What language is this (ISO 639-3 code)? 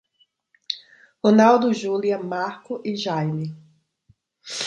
por